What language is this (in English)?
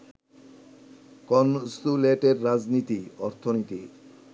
Bangla